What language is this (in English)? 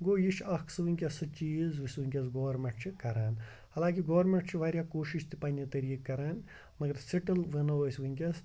Kashmiri